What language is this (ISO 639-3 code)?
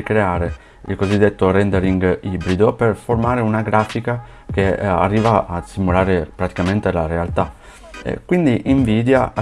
ita